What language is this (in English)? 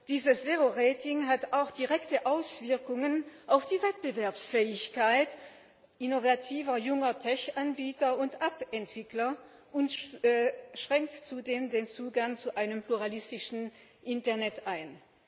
German